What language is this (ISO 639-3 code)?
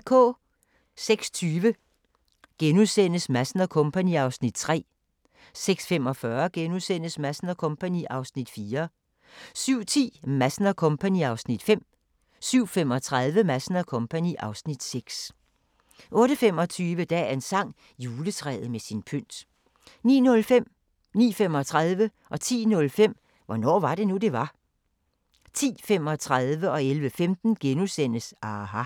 dan